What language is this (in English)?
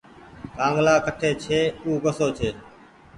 Goaria